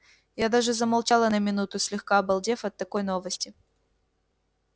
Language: Russian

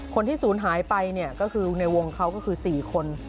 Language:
Thai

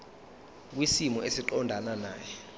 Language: Zulu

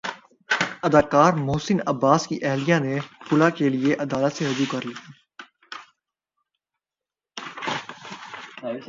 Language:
Urdu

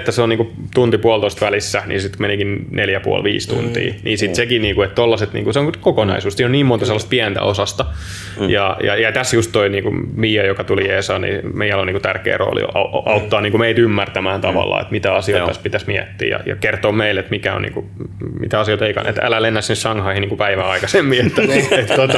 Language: Finnish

